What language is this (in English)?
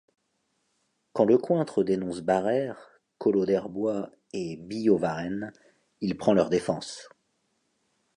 French